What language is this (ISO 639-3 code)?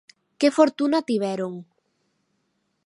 glg